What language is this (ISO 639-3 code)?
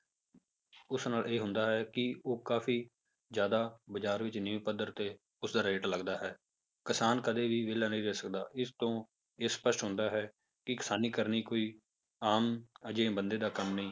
pan